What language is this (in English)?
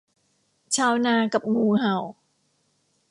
Thai